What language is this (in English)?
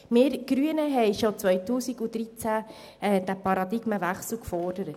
Swiss German